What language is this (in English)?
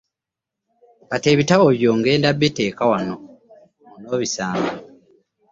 Ganda